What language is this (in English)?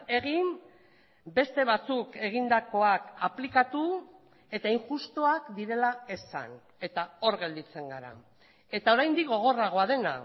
Basque